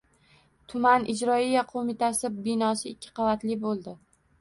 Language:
Uzbek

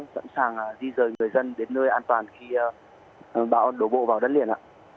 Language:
Vietnamese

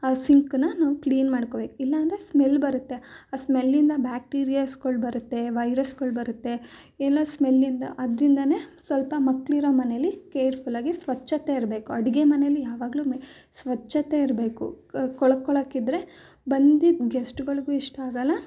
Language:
Kannada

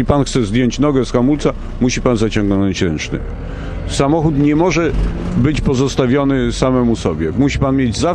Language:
Polish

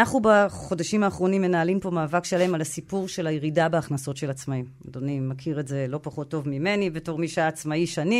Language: Hebrew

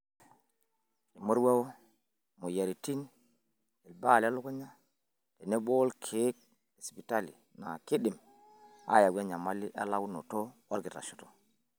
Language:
Masai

